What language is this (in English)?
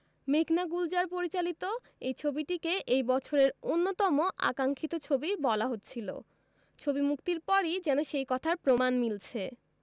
Bangla